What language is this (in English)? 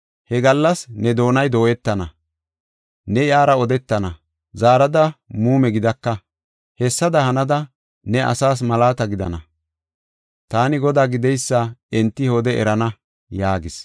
Gofa